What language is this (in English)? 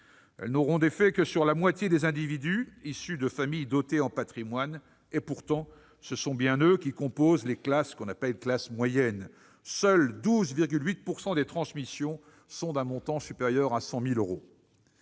French